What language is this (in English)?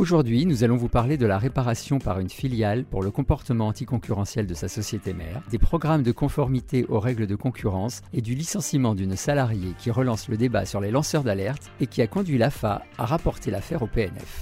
French